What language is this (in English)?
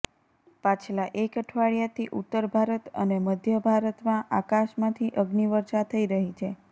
Gujarati